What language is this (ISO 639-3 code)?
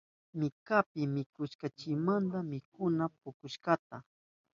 qup